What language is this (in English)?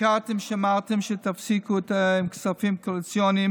Hebrew